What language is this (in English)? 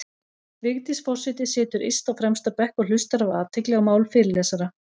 Icelandic